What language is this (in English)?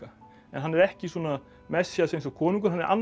Icelandic